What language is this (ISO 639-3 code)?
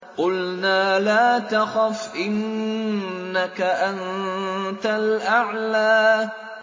ara